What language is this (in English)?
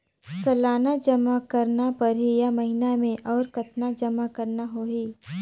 Chhattisgarhi